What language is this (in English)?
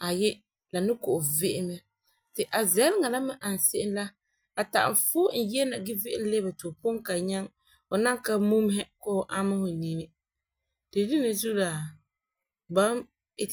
Frafra